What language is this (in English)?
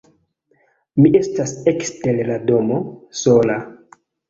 Esperanto